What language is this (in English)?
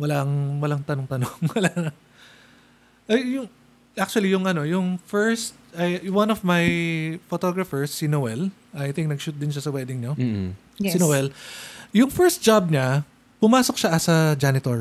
Filipino